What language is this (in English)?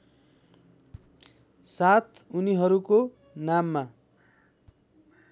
Nepali